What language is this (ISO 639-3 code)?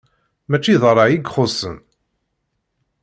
kab